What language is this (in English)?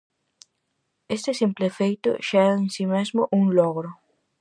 Galician